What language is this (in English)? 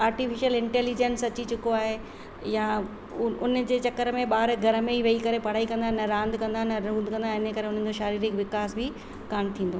Sindhi